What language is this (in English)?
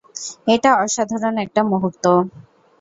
Bangla